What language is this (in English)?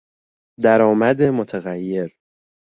Persian